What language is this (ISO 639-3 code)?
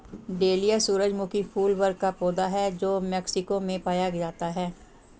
hin